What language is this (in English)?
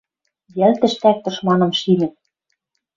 Western Mari